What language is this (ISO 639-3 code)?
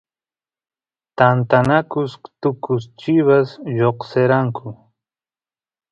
qus